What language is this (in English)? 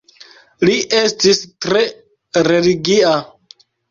Esperanto